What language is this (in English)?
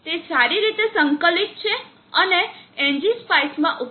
Gujarati